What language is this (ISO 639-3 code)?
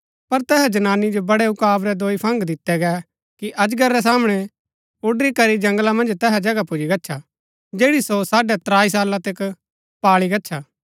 gbk